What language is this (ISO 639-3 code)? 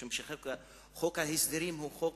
heb